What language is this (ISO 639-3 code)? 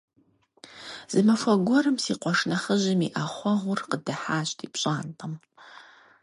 kbd